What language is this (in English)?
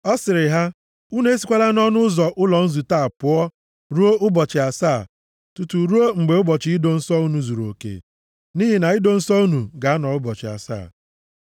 Igbo